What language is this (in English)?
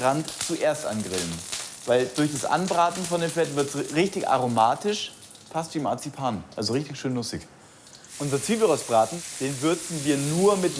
German